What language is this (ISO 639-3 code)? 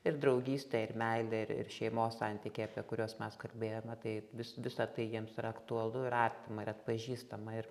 lit